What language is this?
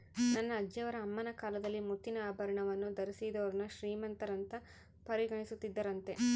Kannada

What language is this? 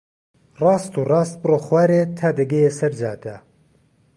Central Kurdish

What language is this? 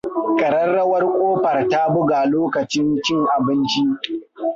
Hausa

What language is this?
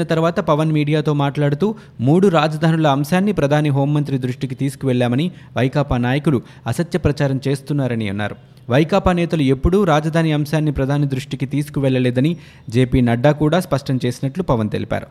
Telugu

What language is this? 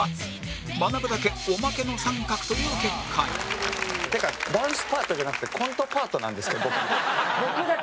Japanese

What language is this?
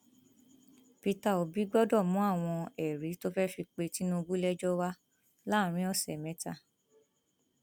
Yoruba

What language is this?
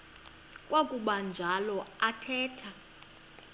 Xhosa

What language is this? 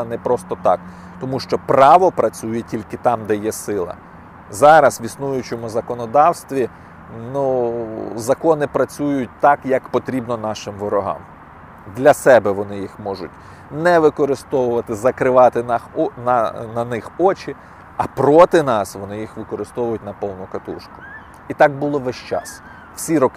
Ukrainian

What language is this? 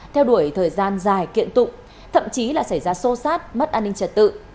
Vietnamese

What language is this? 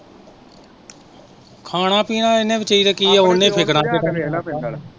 Punjabi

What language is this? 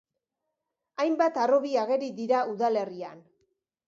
Basque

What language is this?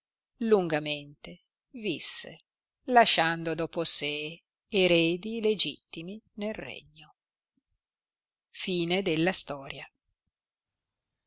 Italian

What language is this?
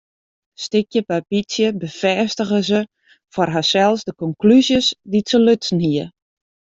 Western Frisian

